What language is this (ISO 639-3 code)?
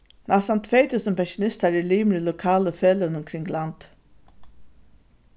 fao